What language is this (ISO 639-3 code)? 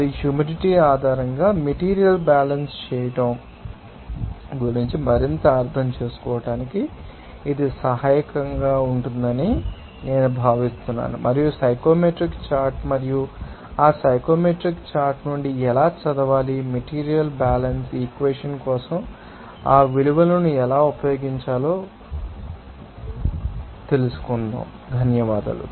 tel